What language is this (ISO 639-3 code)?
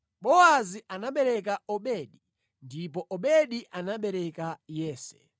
nya